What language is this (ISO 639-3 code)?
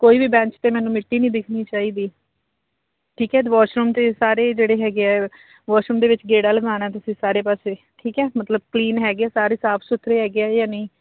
pan